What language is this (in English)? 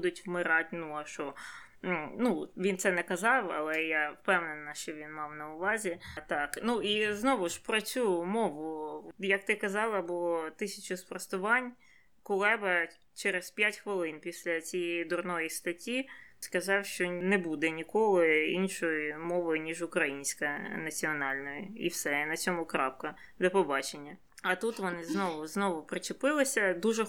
Ukrainian